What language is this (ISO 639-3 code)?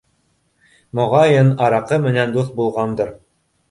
bak